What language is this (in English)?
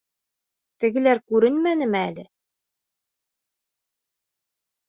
Bashkir